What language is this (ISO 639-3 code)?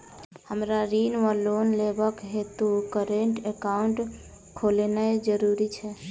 mai